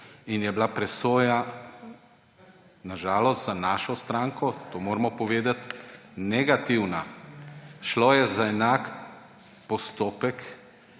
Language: Slovenian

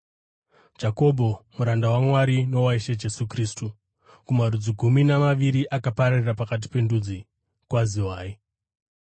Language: Shona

